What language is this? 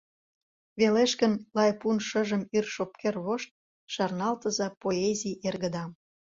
Mari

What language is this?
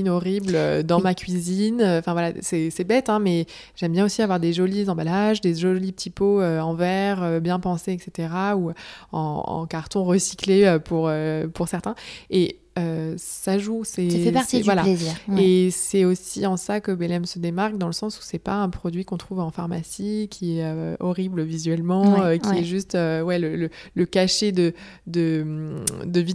French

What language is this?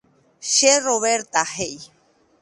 Guarani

